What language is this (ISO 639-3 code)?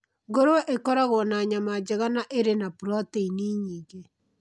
kik